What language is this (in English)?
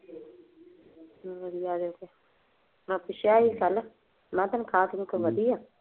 Punjabi